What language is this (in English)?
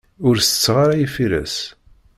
Kabyle